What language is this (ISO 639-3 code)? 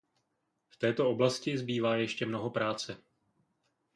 ces